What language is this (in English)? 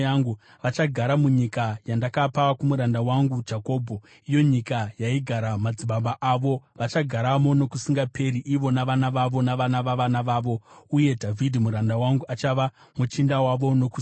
Shona